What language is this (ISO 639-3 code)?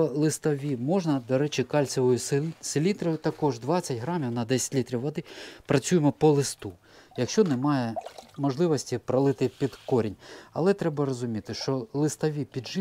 ukr